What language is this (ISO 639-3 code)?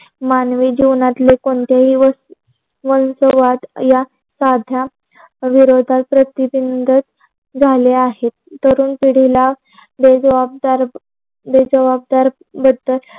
mar